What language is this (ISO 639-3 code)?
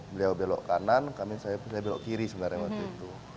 ind